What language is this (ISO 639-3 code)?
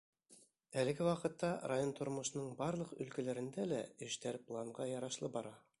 bak